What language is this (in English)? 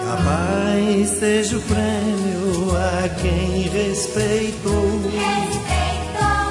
Portuguese